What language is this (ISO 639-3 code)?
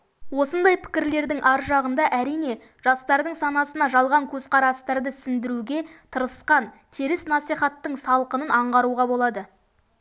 kaz